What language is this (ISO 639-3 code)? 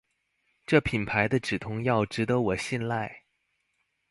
zho